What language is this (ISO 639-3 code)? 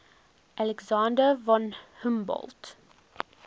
eng